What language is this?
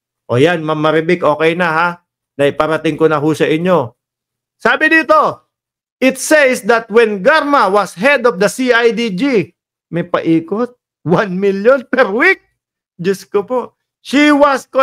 Filipino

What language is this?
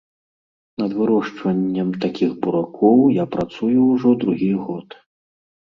Belarusian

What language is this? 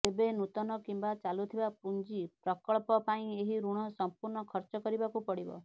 Odia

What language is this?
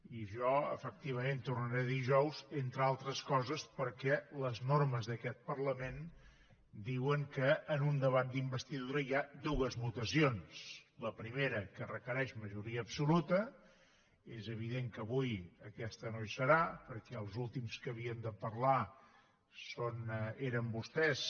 Catalan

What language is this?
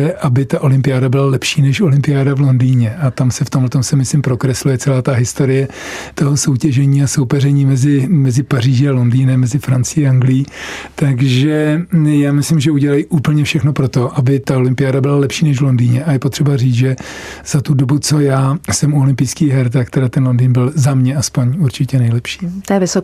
Czech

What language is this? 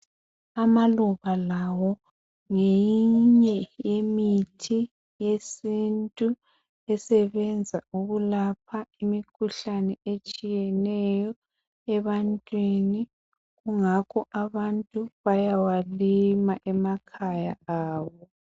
North Ndebele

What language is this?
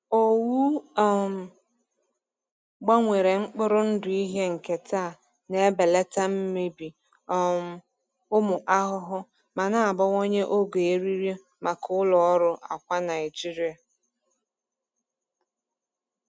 Igbo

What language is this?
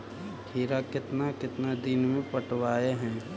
Magahi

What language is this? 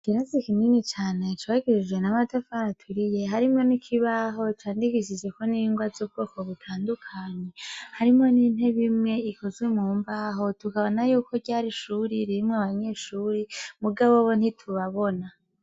Rundi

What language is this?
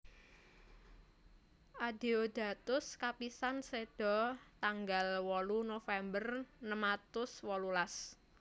Javanese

